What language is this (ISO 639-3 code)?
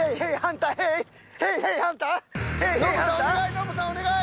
jpn